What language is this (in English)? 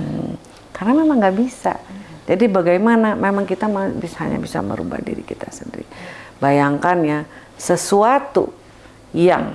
Indonesian